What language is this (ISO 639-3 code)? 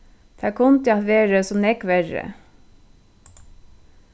fao